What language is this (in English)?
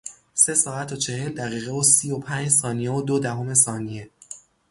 Persian